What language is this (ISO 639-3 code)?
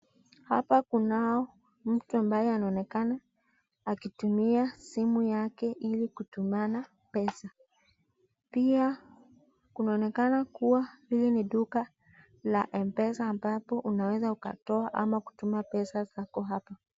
swa